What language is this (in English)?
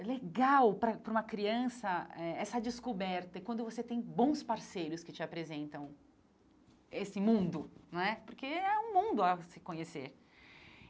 Portuguese